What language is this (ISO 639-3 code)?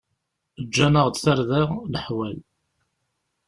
kab